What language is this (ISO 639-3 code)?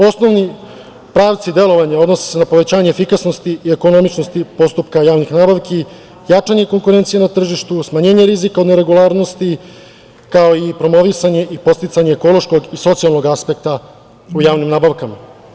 srp